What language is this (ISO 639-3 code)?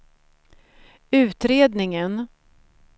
swe